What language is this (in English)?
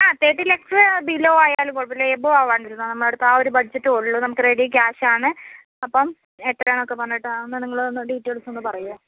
Malayalam